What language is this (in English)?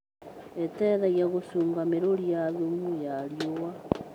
Kikuyu